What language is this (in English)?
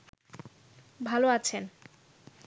Bangla